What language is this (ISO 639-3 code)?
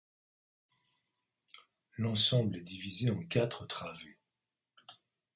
fra